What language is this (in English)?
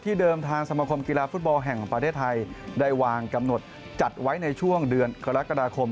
Thai